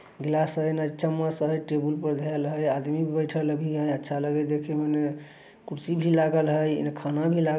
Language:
Magahi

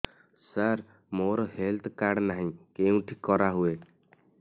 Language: Odia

